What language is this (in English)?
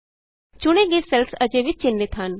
Punjabi